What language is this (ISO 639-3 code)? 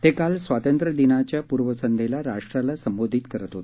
mar